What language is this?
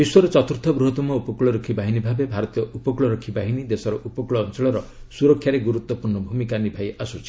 Odia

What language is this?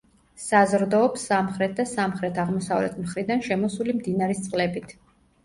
Georgian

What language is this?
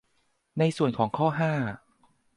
Thai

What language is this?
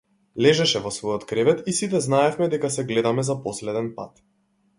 Macedonian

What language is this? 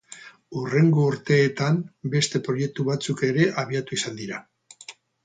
Basque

